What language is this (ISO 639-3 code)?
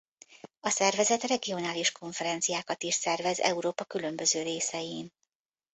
hun